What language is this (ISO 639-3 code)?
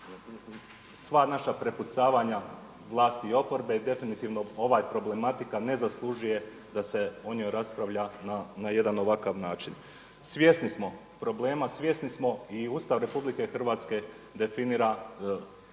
hrv